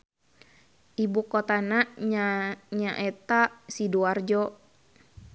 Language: Sundanese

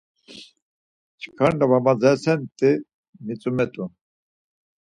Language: Laz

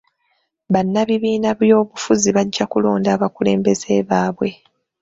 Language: Ganda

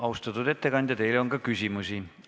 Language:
Estonian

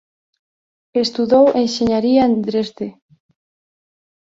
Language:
Galician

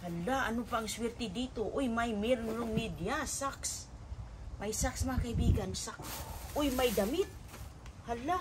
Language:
Filipino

